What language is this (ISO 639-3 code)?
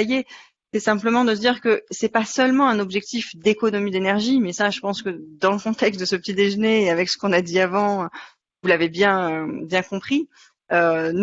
fra